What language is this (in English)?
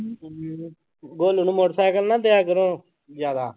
Punjabi